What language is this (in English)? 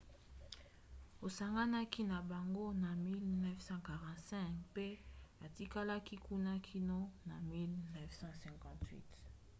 Lingala